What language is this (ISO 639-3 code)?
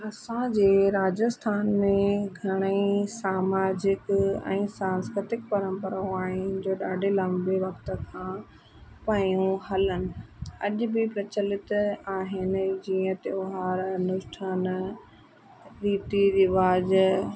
snd